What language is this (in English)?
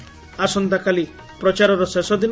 Odia